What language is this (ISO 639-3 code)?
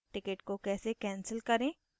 hin